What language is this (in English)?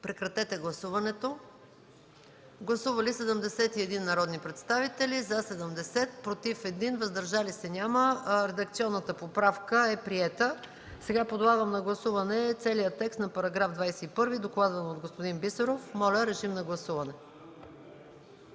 Bulgarian